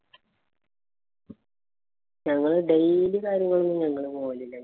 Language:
Malayalam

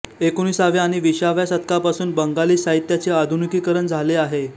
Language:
Marathi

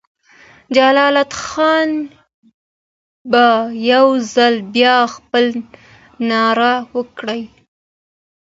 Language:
Pashto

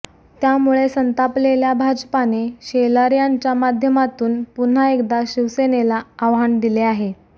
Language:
Marathi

